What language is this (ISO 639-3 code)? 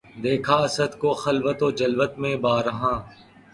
urd